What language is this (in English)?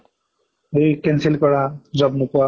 Assamese